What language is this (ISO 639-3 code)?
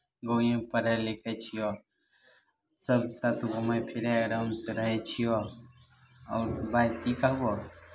mai